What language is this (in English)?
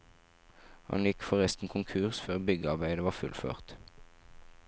Norwegian